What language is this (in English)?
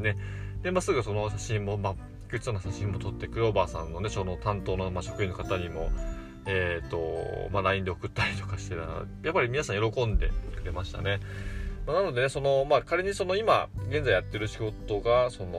Japanese